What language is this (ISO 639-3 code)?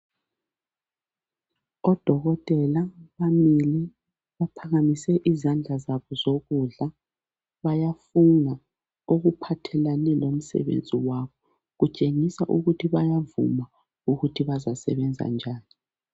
nde